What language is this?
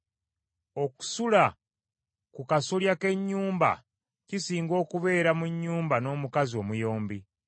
Ganda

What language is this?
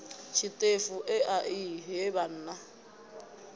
Venda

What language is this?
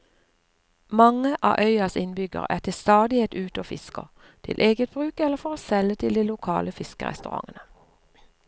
Norwegian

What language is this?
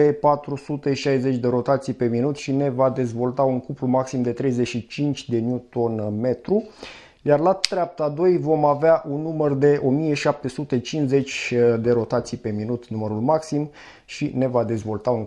Romanian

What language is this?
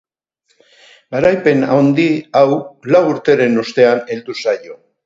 Basque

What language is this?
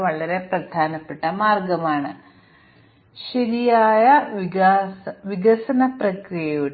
Malayalam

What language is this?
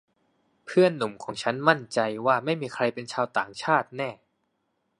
Thai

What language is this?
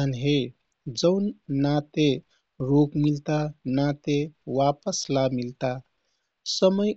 Kathoriya Tharu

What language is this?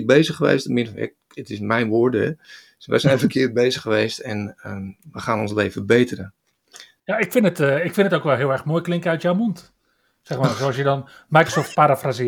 Dutch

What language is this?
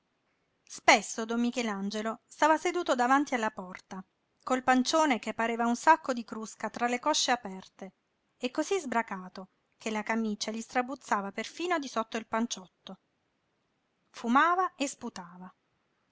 Italian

